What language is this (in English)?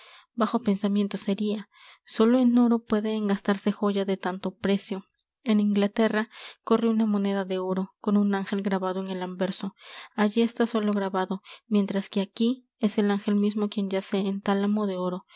Spanish